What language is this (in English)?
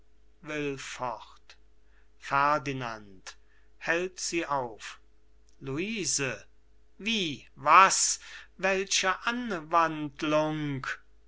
German